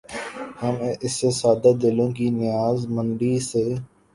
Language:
Urdu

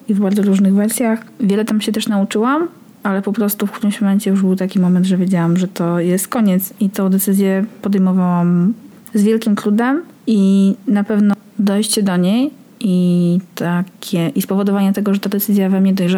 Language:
Polish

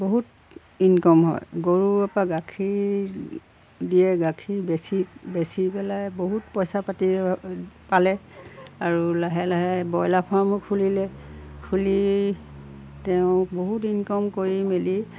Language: Assamese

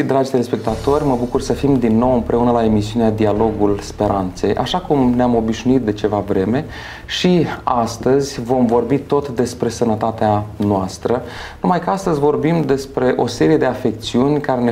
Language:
Romanian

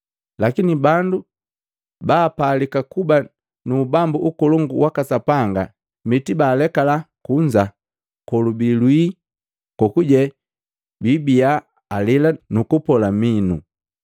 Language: Matengo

